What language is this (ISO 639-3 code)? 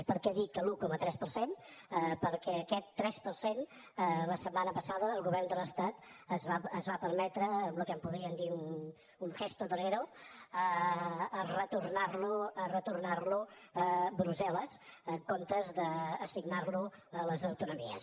cat